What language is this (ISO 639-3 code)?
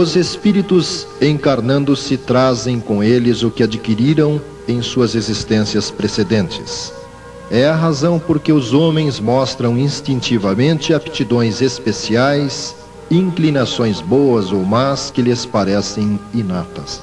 por